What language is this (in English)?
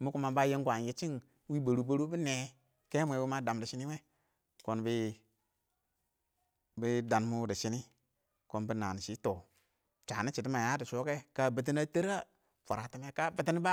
Awak